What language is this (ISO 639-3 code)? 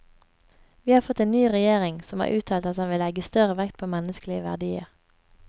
nor